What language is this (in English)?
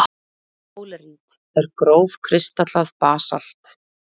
Icelandic